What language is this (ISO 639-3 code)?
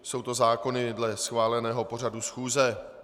ces